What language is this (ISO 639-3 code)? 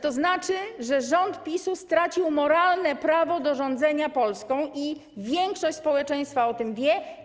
pol